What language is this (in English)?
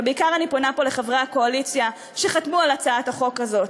Hebrew